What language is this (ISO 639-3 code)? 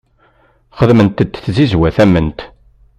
kab